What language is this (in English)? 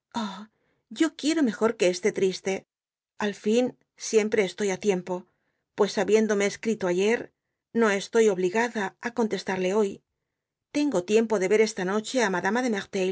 Spanish